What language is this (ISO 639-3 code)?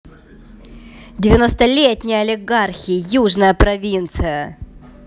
rus